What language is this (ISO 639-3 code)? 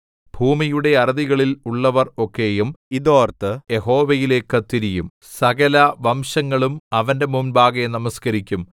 mal